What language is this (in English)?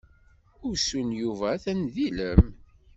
Kabyle